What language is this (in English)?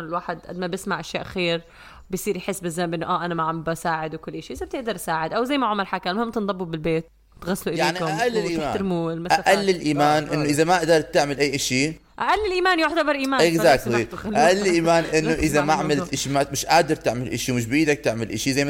Arabic